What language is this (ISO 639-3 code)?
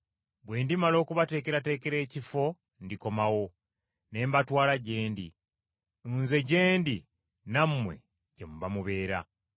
lug